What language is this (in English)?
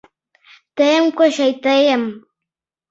Mari